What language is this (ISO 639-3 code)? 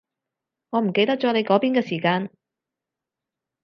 yue